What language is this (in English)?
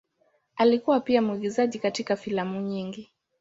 Swahili